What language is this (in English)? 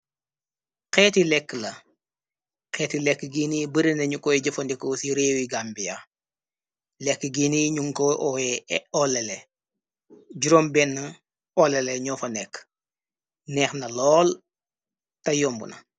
Wolof